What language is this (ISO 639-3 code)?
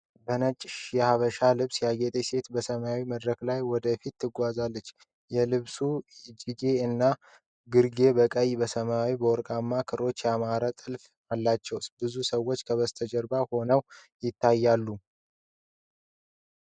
amh